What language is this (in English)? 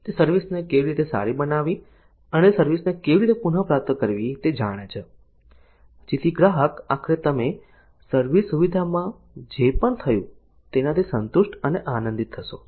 Gujarati